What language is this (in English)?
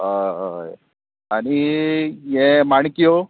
Konkani